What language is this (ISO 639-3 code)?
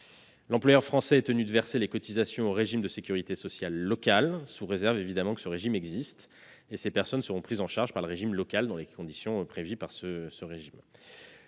fra